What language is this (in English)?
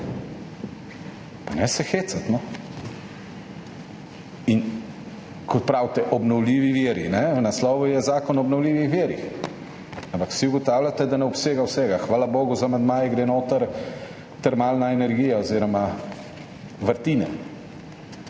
Slovenian